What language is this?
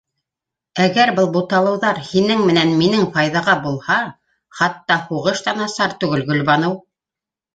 Bashkir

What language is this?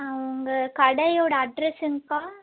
Tamil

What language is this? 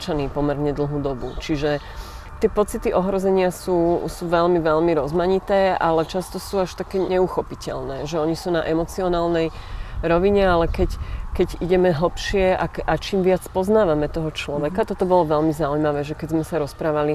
Slovak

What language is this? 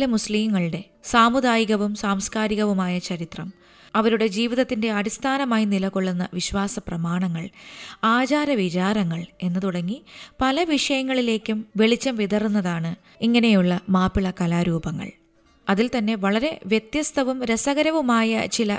Malayalam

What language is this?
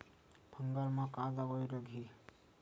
Chhattisgarhi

